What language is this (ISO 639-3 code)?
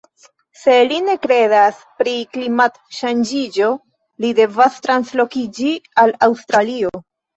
epo